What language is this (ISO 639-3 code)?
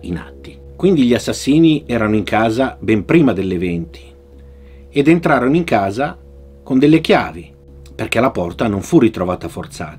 ita